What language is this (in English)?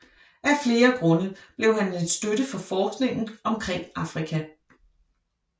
Danish